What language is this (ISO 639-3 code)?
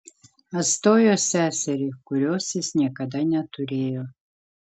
lit